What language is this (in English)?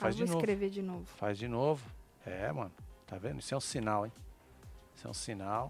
Portuguese